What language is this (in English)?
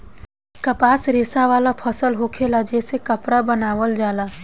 Bhojpuri